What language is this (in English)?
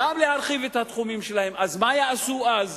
Hebrew